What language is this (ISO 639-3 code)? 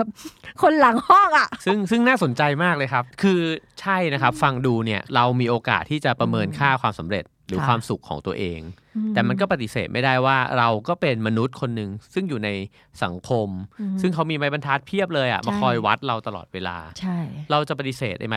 tha